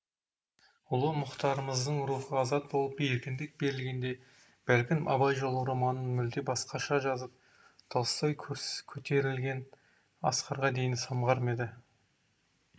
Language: Kazakh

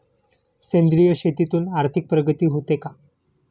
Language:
Marathi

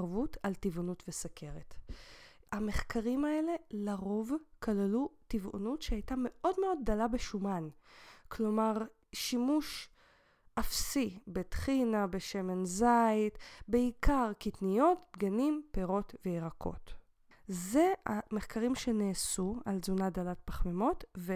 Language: Hebrew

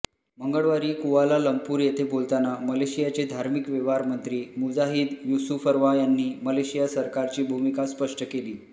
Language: Marathi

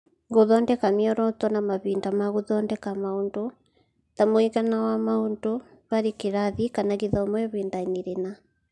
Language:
Kikuyu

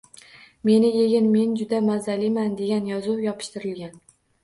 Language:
Uzbek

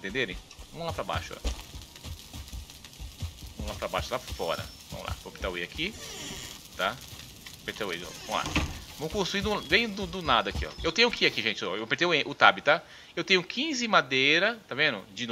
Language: Portuguese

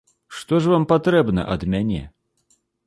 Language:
Belarusian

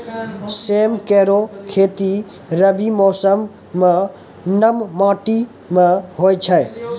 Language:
Maithili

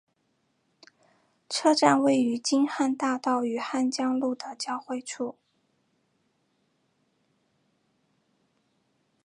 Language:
Chinese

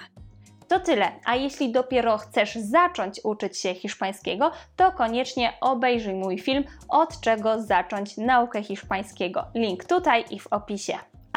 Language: Polish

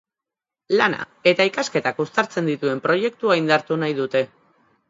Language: Basque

